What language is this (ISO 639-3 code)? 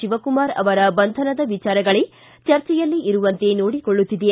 kan